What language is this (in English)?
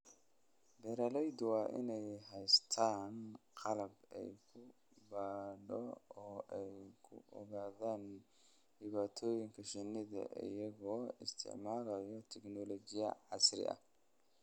Somali